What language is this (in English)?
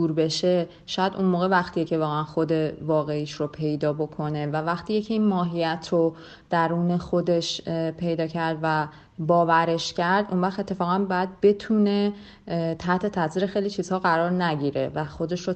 Persian